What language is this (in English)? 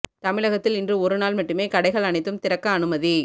Tamil